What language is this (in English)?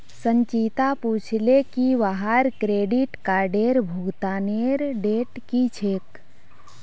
Magahi